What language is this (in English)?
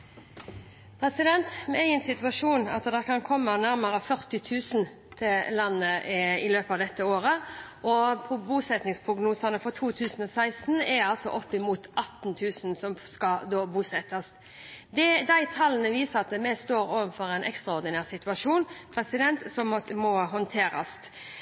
Norwegian Bokmål